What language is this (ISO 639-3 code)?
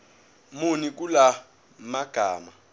zul